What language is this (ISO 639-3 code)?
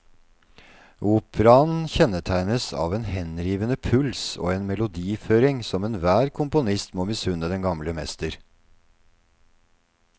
nor